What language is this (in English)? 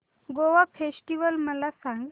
Marathi